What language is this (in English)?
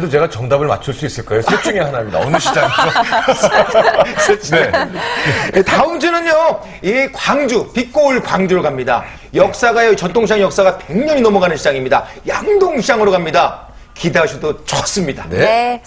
Korean